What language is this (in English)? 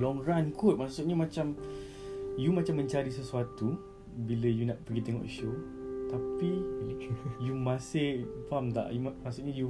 Malay